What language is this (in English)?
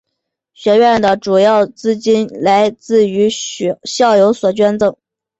Chinese